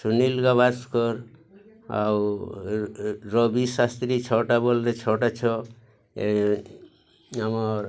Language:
Odia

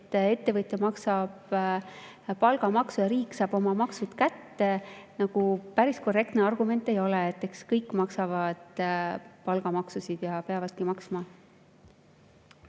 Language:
Estonian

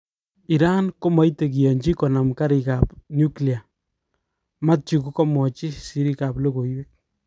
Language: Kalenjin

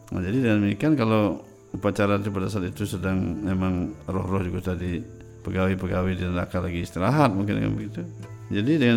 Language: Indonesian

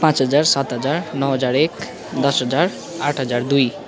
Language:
Nepali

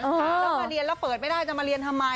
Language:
Thai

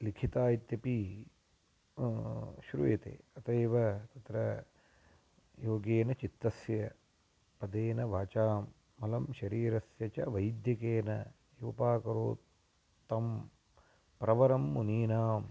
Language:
Sanskrit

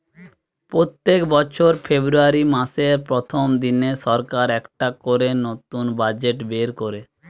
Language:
Bangla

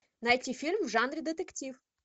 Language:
Russian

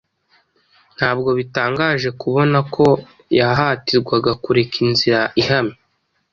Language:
Kinyarwanda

